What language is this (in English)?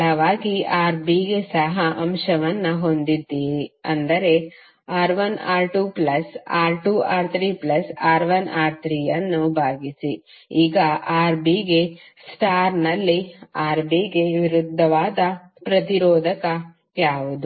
Kannada